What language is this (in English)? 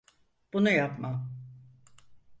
Turkish